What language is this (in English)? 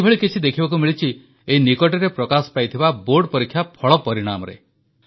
Odia